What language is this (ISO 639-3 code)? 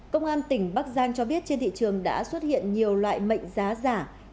vie